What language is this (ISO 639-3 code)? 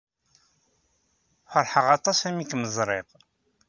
kab